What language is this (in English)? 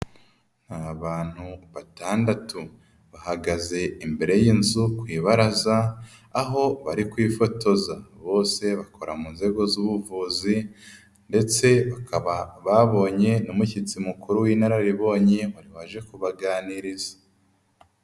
Kinyarwanda